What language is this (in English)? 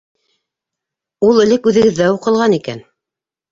Bashkir